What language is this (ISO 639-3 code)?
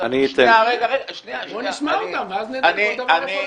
heb